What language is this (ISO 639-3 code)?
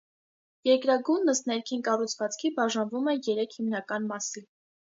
hye